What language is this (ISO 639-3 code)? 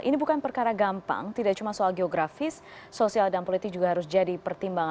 ind